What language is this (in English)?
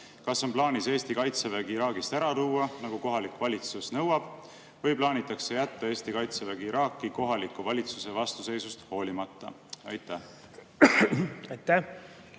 Estonian